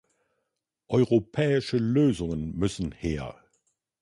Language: German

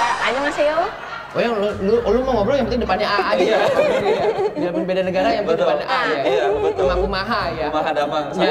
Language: Indonesian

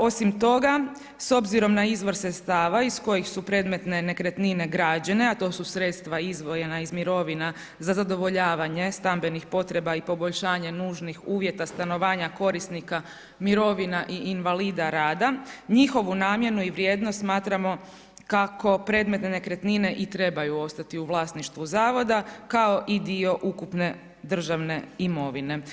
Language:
Croatian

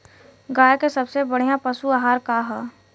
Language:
Bhojpuri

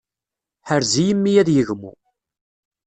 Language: Kabyle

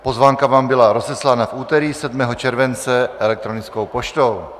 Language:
Czech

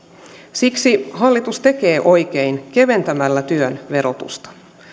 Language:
Finnish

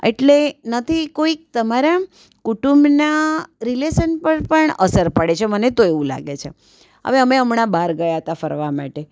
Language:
Gujarati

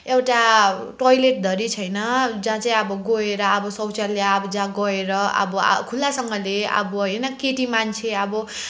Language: Nepali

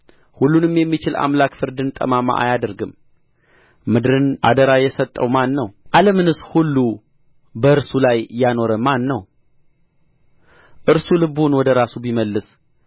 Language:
Amharic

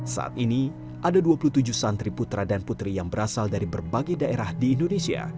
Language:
Indonesian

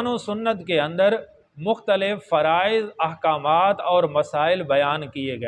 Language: Urdu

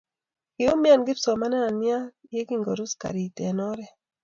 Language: Kalenjin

